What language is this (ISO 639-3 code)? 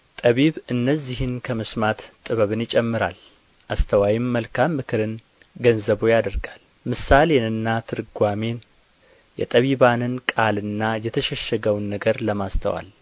amh